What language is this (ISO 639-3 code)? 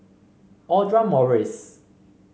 eng